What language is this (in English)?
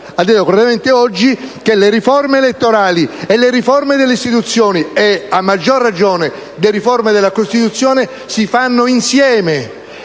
Italian